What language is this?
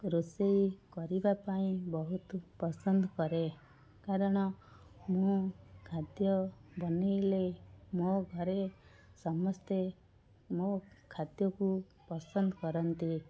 Odia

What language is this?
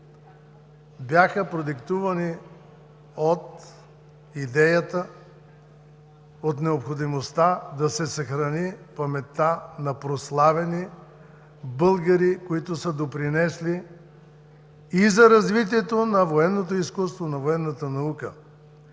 Bulgarian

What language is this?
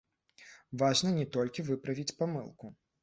Belarusian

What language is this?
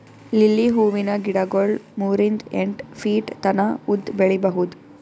Kannada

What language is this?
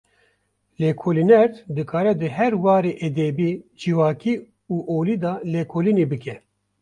Kurdish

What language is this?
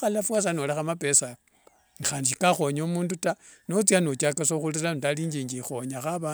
Wanga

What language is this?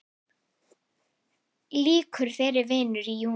Icelandic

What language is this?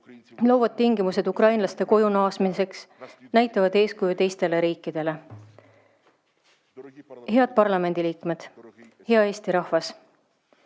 Estonian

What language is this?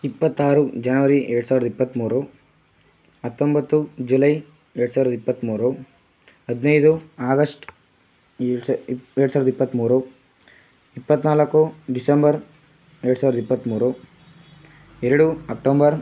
Kannada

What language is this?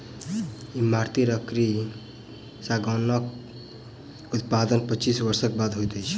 Maithili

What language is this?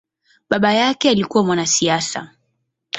Swahili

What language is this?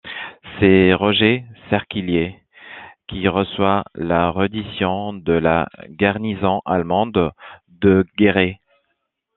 French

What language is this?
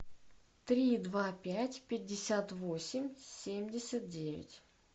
Russian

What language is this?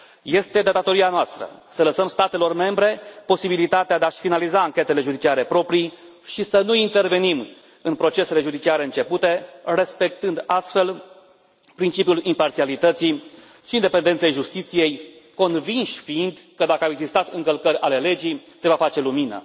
Romanian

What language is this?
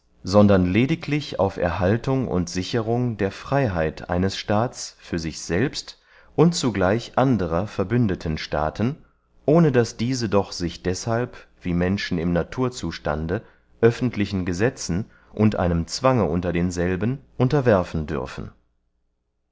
German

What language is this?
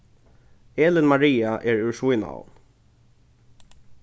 Faroese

